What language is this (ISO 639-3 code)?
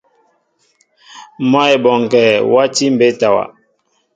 mbo